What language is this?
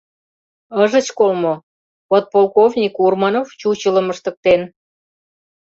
Mari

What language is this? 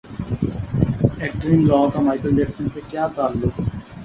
Urdu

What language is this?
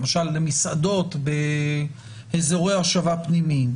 Hebrew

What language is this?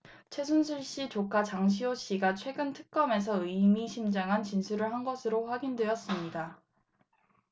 Korean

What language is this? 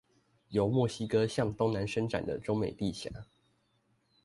Chinese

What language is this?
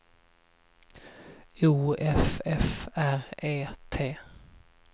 Swedish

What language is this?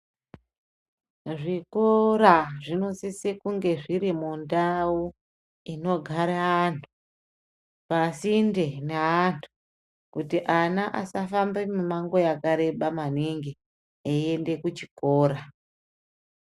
Ndau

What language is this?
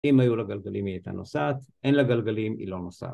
Hebrew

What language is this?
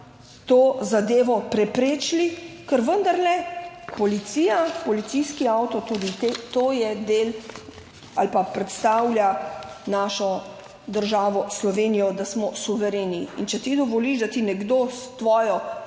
Slovenian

